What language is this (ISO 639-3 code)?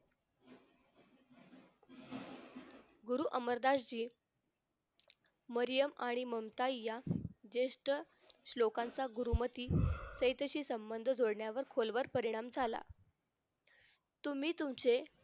mar